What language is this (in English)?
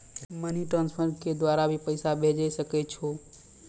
Maithili